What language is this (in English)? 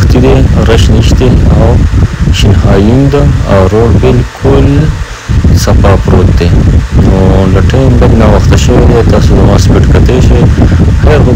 Romanian